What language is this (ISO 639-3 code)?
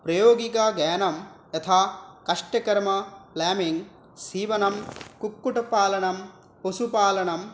san